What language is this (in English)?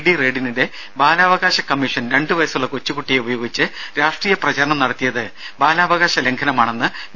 Malayalam